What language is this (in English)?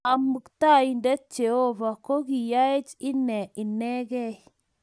Kalenjin